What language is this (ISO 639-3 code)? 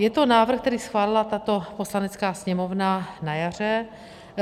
ces